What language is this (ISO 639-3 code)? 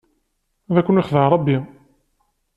kab